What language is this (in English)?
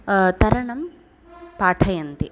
Sanskrit